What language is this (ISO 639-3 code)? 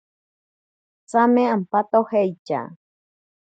prq